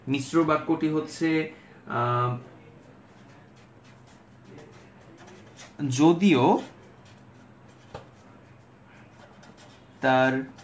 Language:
Bangla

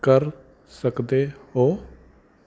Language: Punjabi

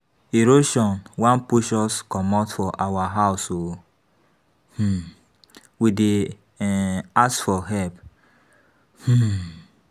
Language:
Nigerian Pidgin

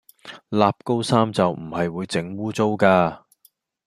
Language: Cantonese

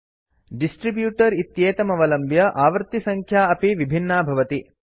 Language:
Sanskrit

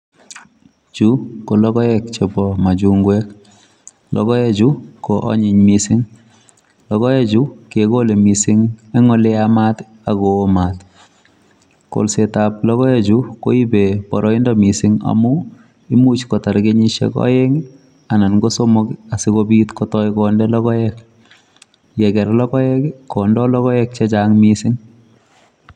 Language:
Kalenjin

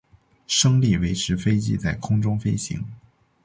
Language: Chinese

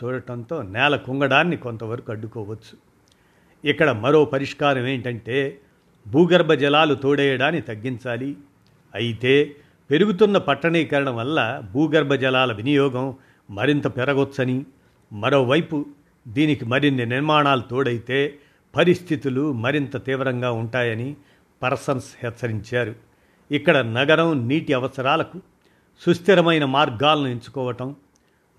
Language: Telugu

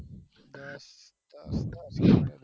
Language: Gujarati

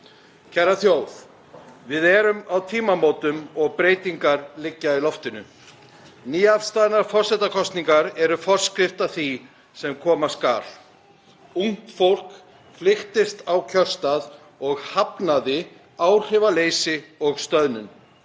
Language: Icelandic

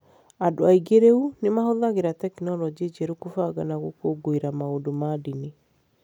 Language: Kikuyu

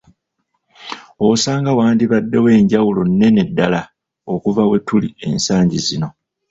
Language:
Ganda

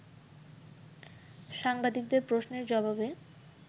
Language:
Bangla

